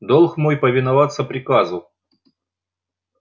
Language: Russian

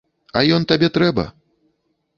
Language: Belarusian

